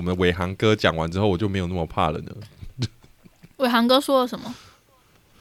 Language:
Chinese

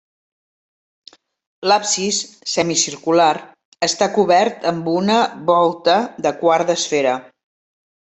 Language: Catalan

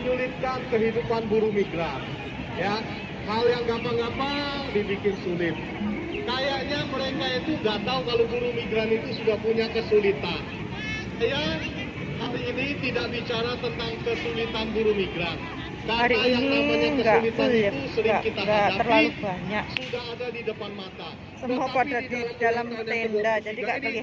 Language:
Indonesian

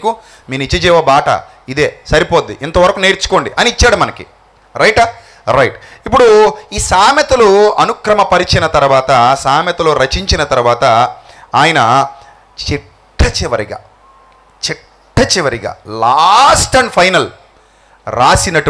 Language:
Telugu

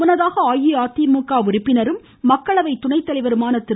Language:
Tamil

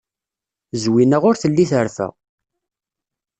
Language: Kabyle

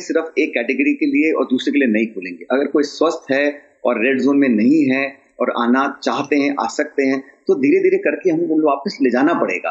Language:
Hindi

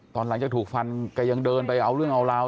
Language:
Thai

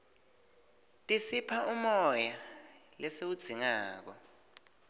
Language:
Swati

